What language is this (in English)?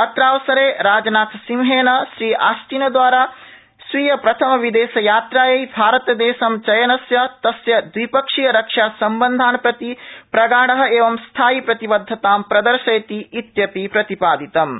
Sanskrit